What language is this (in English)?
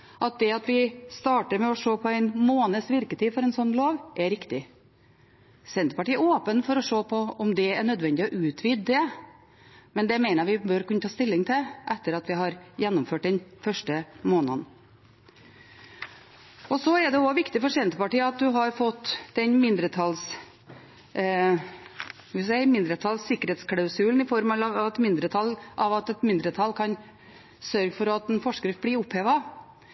Norwegian Bokmål